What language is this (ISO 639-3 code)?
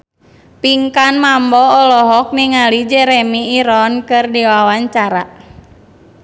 sun